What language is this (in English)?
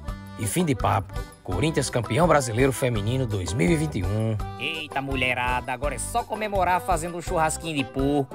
Portuguese